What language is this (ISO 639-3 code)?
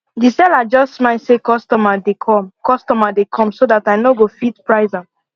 pcm